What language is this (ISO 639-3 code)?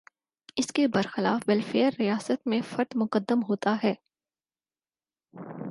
urd